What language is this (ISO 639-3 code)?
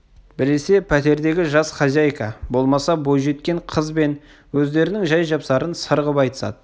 kaz